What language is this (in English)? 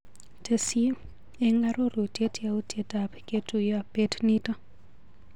Kalenjin